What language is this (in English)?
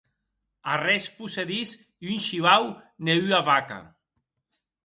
Occitan